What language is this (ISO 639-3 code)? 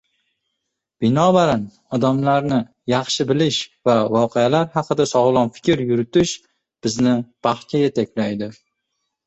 uzb